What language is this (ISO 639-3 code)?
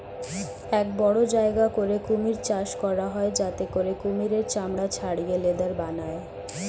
ben